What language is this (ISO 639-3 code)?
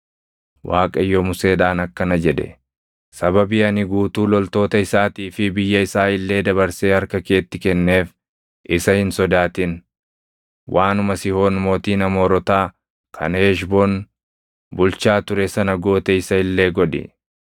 orm